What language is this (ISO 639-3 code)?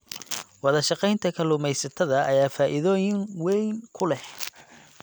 som